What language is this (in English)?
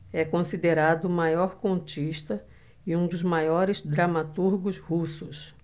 Portuguese